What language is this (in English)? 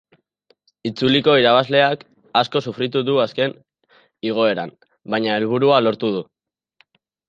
Basque